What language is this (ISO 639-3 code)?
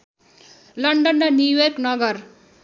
nep